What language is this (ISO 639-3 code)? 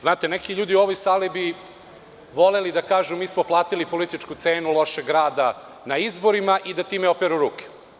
srp